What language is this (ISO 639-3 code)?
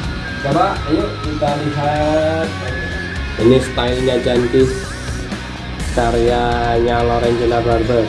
ind